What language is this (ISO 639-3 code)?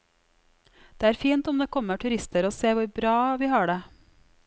nor